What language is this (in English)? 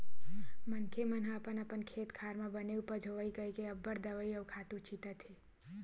Chhattisgarhi